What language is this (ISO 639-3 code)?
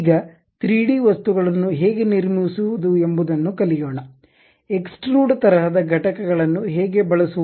kan